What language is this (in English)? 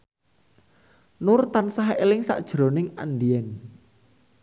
Javanese